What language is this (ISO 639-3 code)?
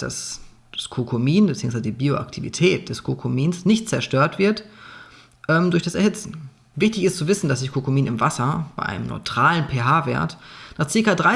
deu